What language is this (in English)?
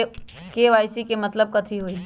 Magahi